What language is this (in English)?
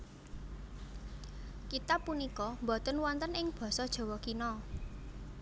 Javanese